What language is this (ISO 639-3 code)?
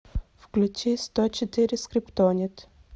rus